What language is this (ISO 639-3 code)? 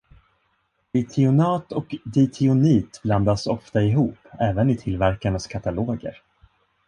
swe